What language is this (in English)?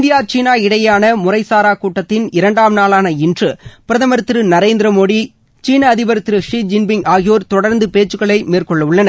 Tamil